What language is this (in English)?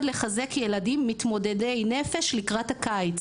Hebrew